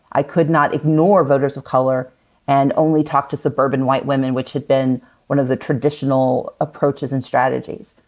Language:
English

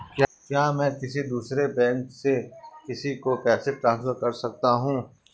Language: Hindi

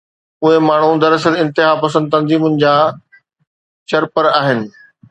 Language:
Sindhi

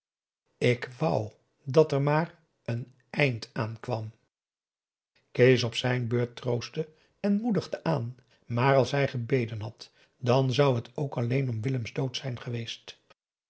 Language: Dutch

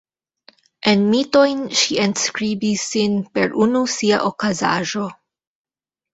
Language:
Esperanto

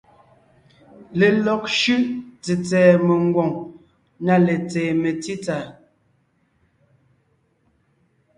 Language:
Ngiemboon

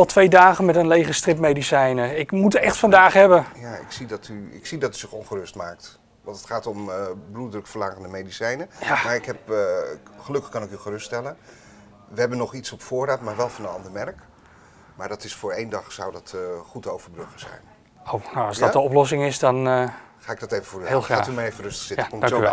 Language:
Dutch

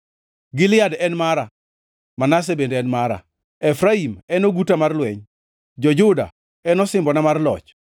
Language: Luo (Kenya and Tanzania)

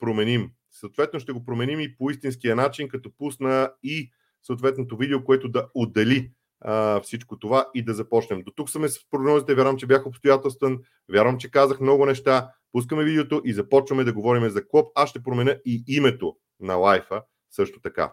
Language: Bulgarian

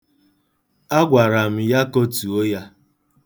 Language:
Igbo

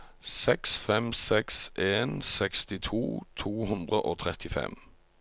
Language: Norwegian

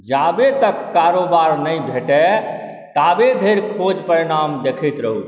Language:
Maithili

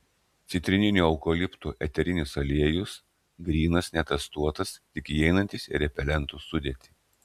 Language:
Lithuanian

